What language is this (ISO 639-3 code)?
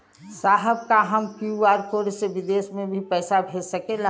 bho